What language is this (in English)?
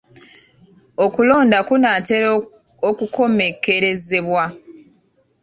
Ganda